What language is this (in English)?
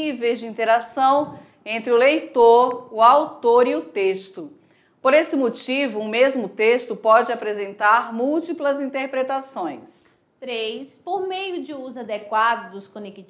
Portuguese